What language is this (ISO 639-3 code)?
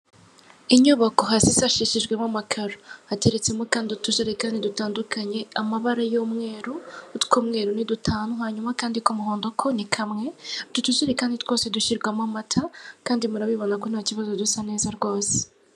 kin